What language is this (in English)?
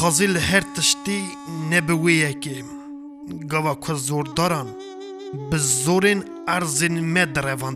Turkish